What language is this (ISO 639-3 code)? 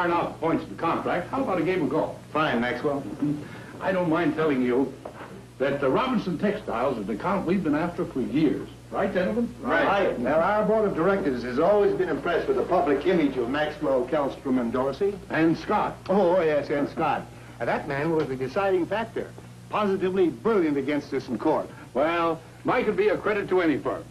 eng